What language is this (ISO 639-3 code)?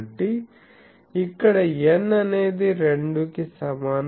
tel